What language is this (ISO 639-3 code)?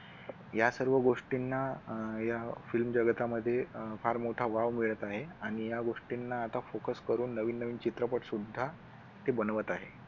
mar